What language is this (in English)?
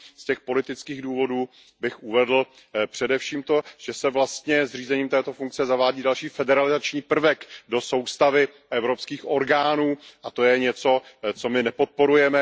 Czech